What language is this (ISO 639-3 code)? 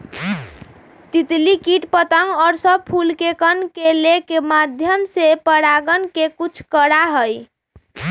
mag